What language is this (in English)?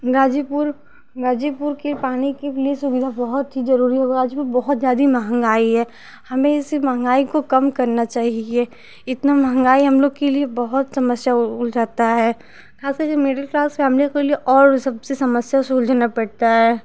Hindi